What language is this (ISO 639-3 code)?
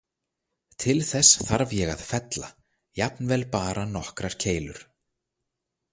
isl